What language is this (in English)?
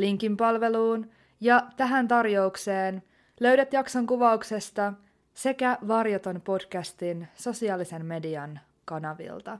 Finnish